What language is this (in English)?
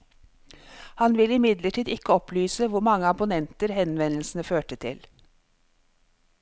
Norwegian